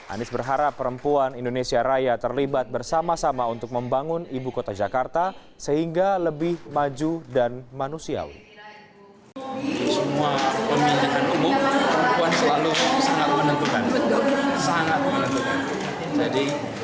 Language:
Indonesian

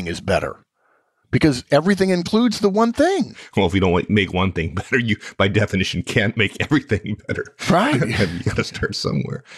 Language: English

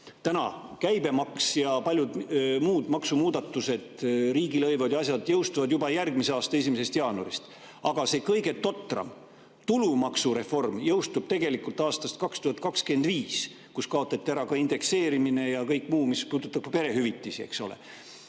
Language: Estonian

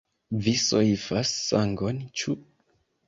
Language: Esperanto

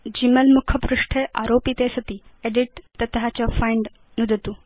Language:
Sanskrit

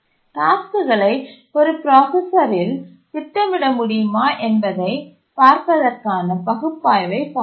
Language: Tamil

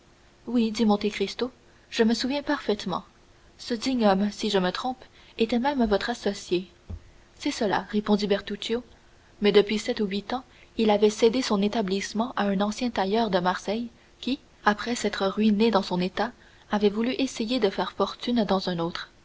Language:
French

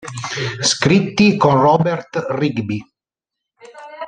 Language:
Italian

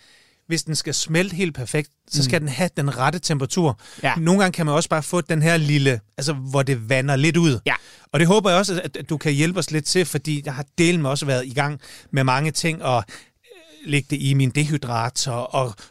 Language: Danish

